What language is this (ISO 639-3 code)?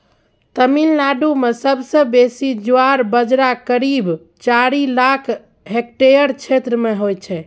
mai